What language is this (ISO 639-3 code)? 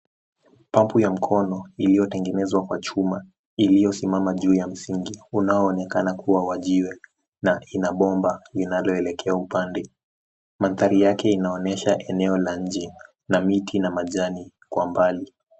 swa